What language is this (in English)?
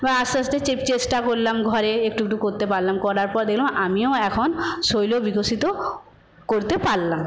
Bangla